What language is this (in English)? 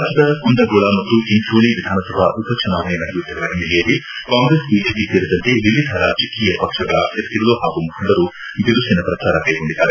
Kannada